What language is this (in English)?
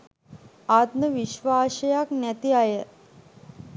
Sinhala